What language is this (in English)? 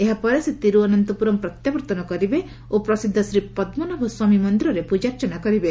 Odia